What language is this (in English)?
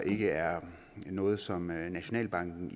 Danish